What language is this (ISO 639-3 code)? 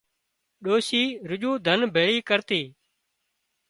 kxp